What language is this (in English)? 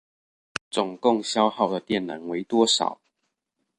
Chinese